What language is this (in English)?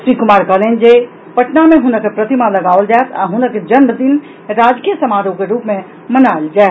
Maithili